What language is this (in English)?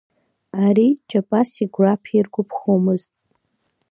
Abkhazian